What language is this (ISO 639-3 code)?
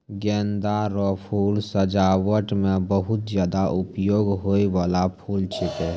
mai